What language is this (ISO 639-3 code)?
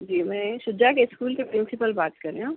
urd